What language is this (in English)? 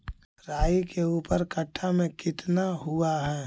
Magahi